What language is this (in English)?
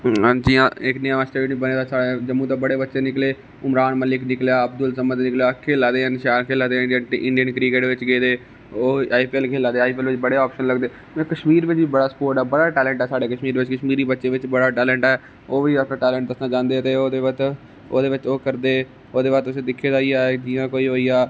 Dogri